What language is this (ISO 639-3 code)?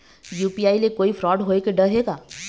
hne